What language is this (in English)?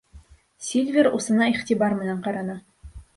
Bashkir